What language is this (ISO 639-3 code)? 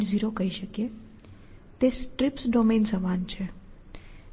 guj